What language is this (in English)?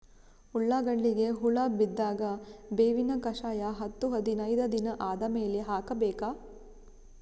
Kannada